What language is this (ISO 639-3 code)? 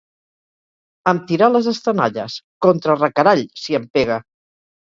cat